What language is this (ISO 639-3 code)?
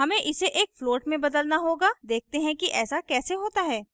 hin